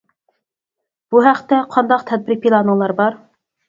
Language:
Uyghur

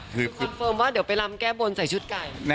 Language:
Thai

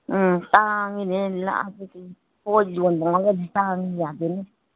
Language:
Manipuri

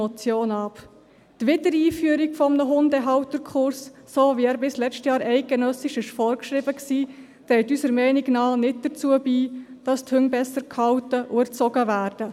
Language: Swiss German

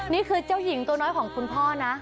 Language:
Thai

